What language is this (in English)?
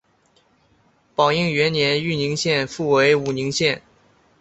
Chinese